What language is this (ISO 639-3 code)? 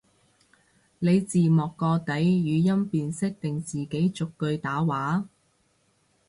yue